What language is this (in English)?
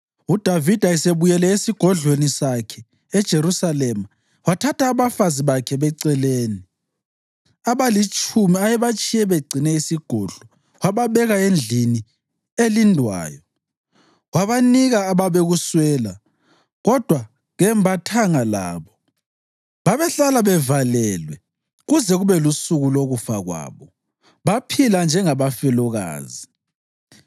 North Ndebele